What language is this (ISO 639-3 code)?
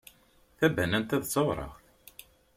kab